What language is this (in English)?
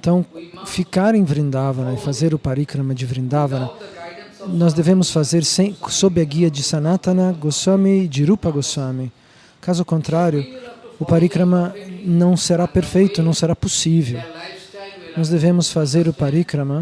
Portuguese